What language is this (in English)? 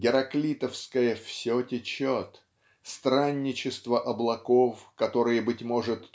Russian